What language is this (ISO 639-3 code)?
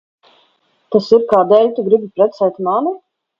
lav